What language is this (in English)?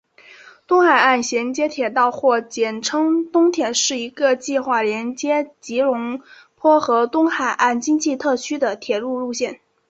Chinese